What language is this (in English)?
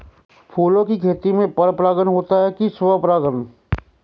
Hindi